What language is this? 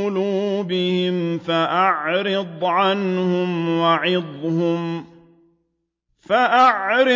Arabic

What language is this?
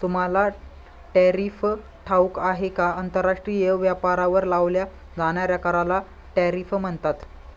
Marathi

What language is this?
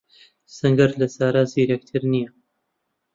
Central Kurdish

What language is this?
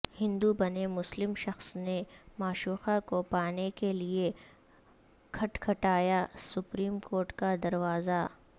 Urdu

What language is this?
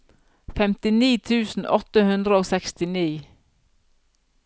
Norwegian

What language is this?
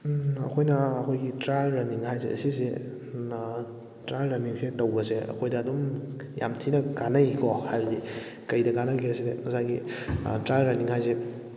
Manipuri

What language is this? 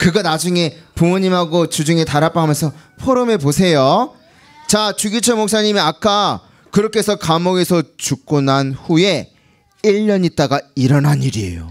Korean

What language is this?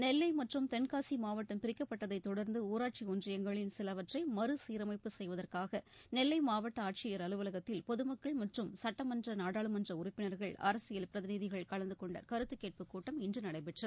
Tamil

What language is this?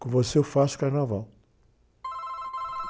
Portuguese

